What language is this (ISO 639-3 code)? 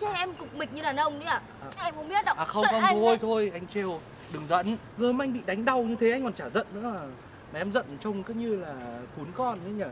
vie